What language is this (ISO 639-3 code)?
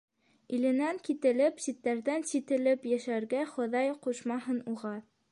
bak